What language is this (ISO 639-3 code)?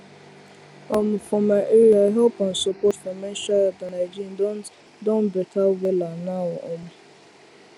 pcm